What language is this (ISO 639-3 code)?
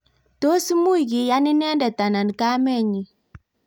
kln